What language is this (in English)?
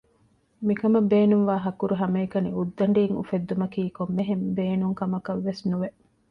Divehi